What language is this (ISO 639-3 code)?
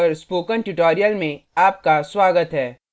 hin